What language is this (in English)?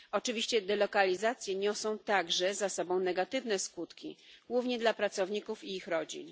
Polish